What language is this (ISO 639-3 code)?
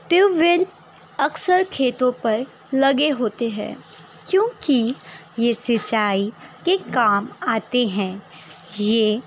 urd